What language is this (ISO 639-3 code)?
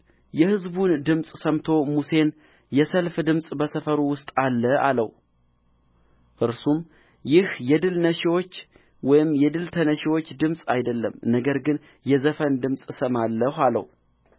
amh